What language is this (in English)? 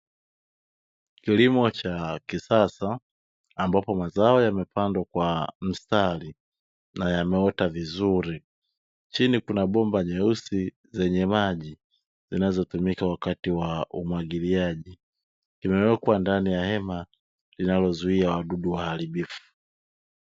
Swahili